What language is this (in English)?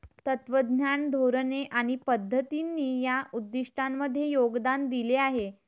Marathi